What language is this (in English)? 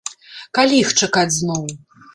Belarusian